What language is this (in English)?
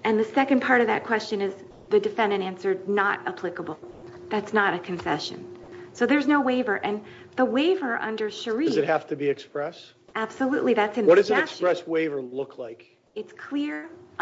English